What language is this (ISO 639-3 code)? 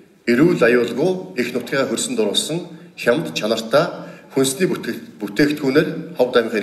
tur